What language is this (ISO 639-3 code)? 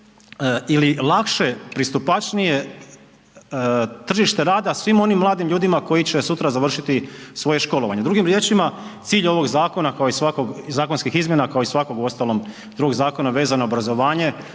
hrv